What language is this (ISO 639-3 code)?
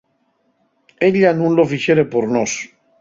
ast